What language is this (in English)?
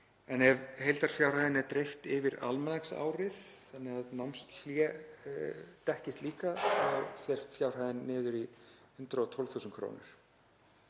Icelandic